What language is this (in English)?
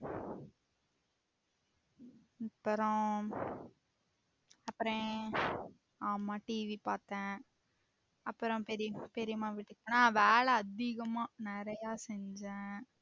Tamil